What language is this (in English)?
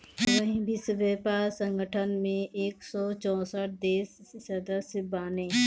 Bhojpuri